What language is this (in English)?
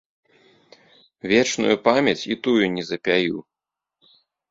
Belarusian